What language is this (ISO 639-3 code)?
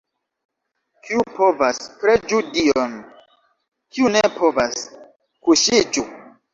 epo